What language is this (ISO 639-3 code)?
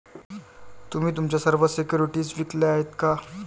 mar